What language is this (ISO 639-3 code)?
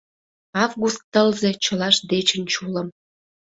chm